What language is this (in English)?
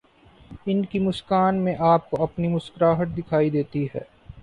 Urdu